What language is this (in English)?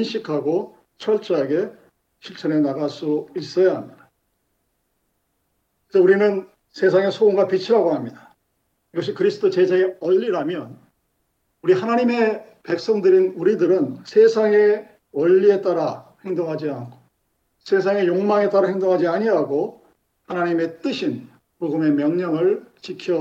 Korean